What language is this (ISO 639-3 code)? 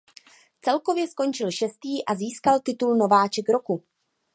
ces